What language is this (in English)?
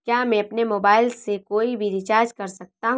Hindi